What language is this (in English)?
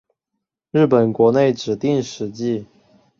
Chinese